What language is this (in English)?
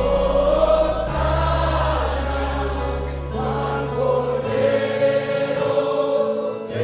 Korean